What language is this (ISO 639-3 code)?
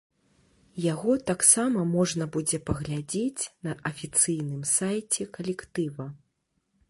bel